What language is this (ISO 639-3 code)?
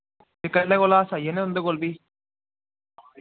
doi